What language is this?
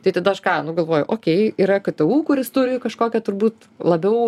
Lithuanian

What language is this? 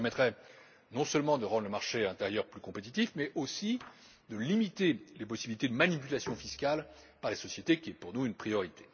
French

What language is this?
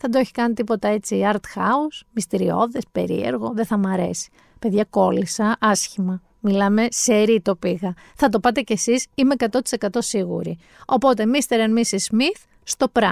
Greek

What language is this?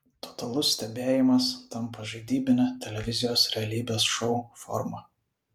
Lithuanian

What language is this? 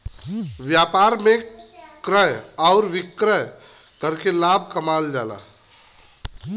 Bhojpuri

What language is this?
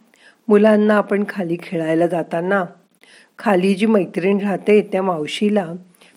Marathi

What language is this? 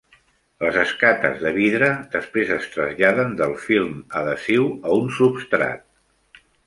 Catalan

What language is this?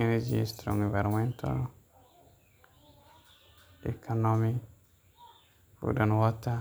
Somali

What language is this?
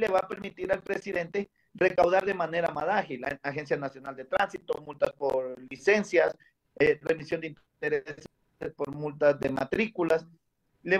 Spanish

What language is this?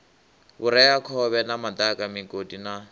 Venda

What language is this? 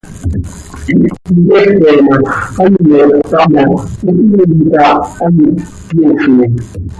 Seri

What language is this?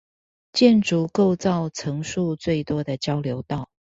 Chinese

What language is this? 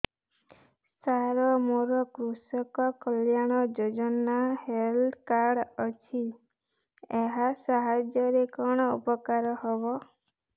Odia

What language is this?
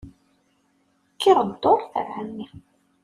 Kabyle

